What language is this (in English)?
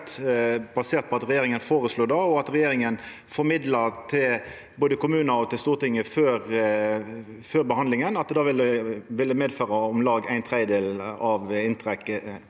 Norwegian